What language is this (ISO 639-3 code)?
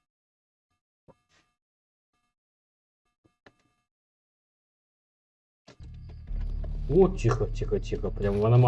rus